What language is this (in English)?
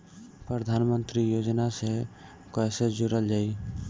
Bhojpuri